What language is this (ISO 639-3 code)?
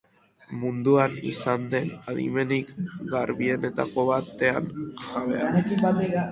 eus